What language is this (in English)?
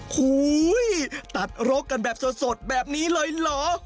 Thai